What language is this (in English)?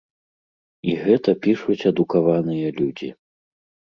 Belarusian